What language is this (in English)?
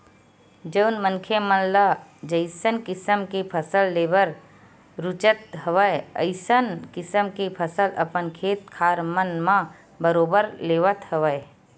Chhattisgarhi